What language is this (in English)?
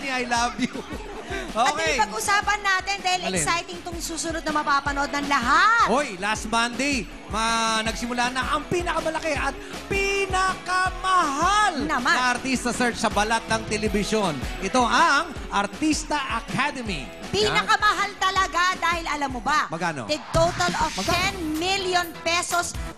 Filipino